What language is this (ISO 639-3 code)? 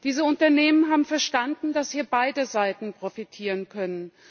deu